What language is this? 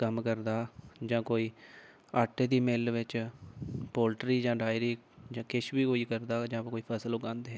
Dogri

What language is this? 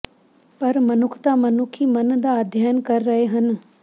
Punjabi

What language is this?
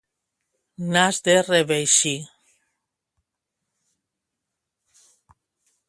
Catalan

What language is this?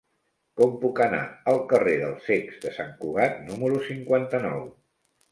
Catalan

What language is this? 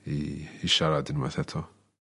Welsh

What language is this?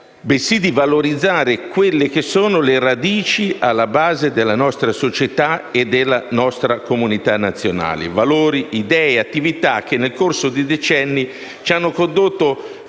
Italian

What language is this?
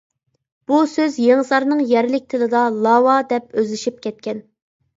Uyghur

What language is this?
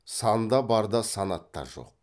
Kazakh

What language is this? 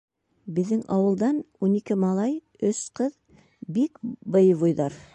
Bashkir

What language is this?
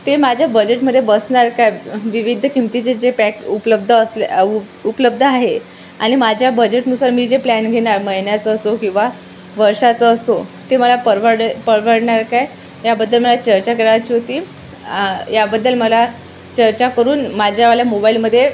Marathi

